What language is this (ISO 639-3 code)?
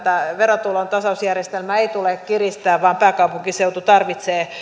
fin